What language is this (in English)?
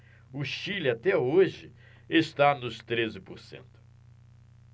Portuguese